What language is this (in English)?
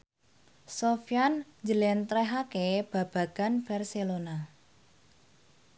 Javanese